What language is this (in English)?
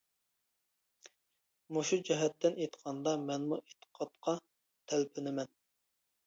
Uyghur